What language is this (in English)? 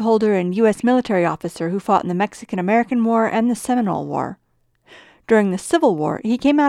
English